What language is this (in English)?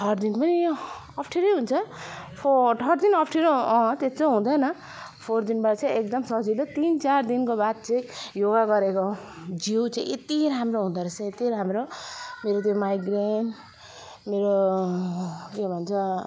Nepali